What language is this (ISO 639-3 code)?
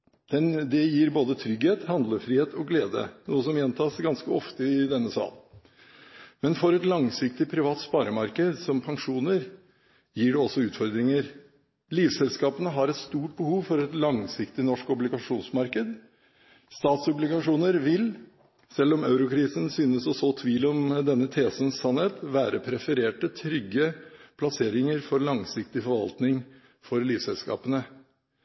nob